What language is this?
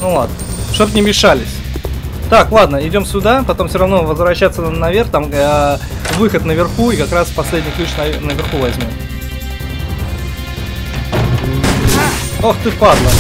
Russian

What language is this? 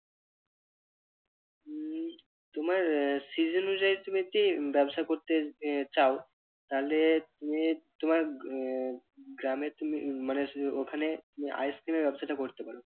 Bangla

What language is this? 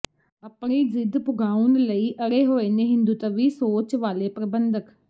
Punjabi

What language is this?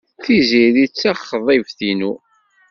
Kabyle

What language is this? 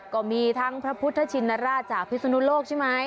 Thai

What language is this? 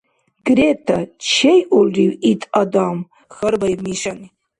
Dargwa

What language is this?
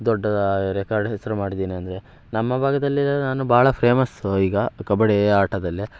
Kannada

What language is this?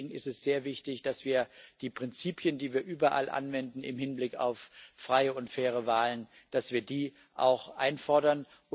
German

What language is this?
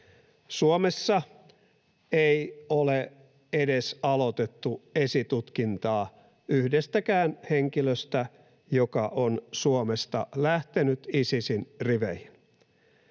Finnish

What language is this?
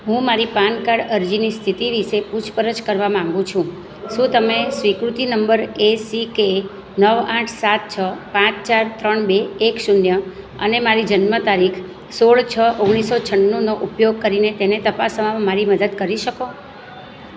Gujarati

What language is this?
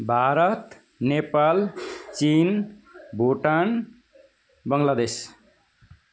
Nepali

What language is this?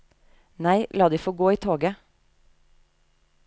Norwegian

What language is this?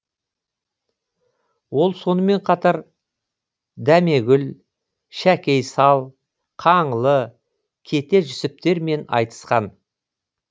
Kazakh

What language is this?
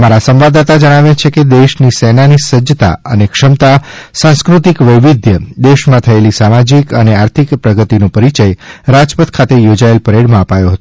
Gujarati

